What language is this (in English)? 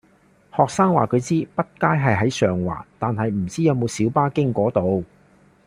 Cantonese